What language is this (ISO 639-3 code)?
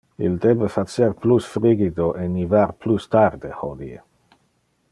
ina